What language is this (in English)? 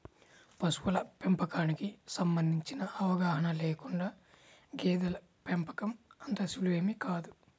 Telugu